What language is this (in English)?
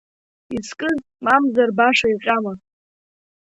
Abkhazian